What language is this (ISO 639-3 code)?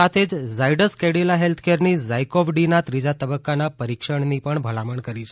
guj